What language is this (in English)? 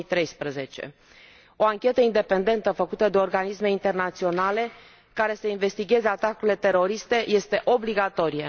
Romanian